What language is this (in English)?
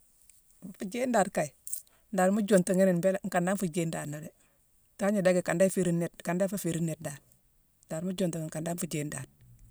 Mansoanka